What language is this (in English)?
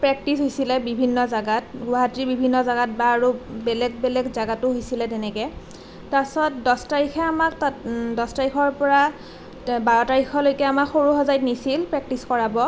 Assamese